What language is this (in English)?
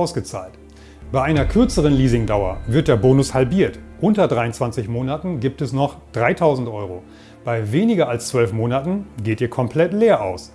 German